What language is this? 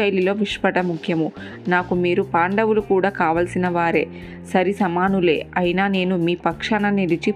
Telugu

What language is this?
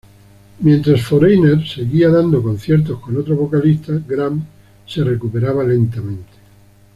Spanish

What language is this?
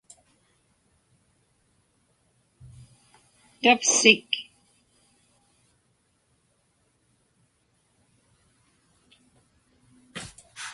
Inupiaq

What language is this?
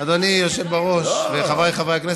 Hebrew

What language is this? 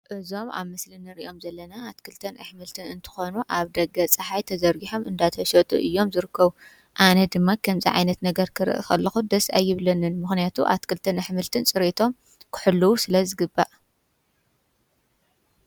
Tigrinya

